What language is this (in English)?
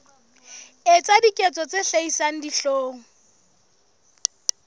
Southern Sotho